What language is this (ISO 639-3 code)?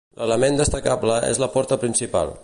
cat